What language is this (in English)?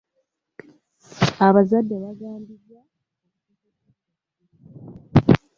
Ganda